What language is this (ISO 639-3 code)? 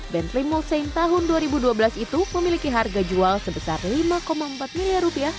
ind